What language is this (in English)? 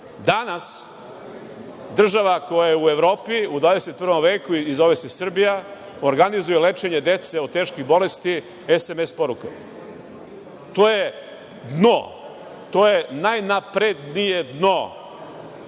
Serbian